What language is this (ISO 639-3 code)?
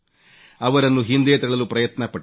kan